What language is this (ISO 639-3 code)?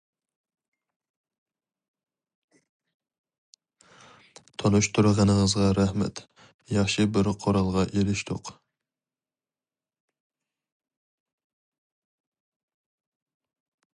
uig